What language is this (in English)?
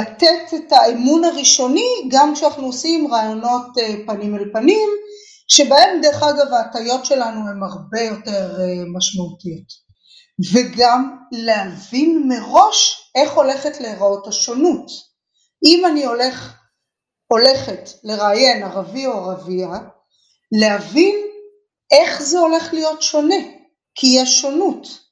Hebrew